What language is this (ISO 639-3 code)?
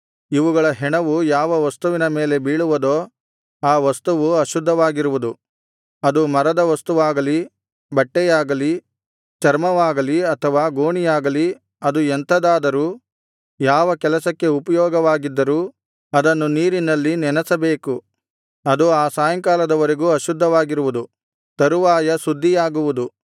kan